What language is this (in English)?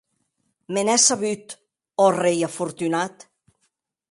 Occitan